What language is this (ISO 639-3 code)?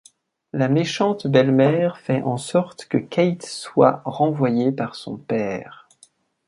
fra